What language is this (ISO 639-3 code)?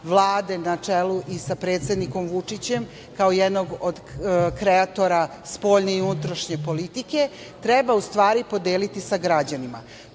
srp